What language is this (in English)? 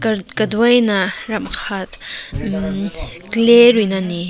Rongmei Naga